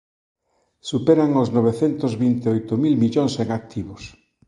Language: Galician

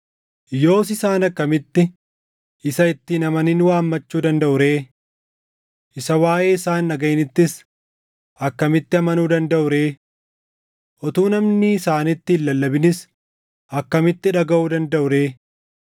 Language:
Oromo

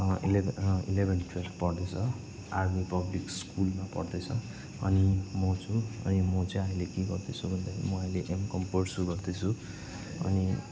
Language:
Nepali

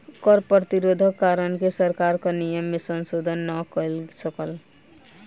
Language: Maithili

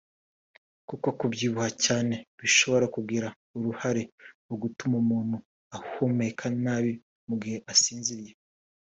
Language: Kinyarwanda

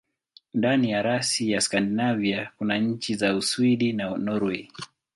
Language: Swahili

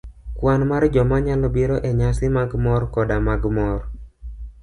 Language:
Luo (Kenya and Tanzania)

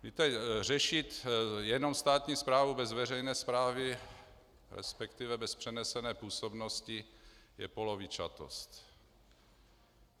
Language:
Czech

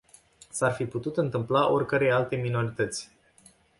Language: Romanian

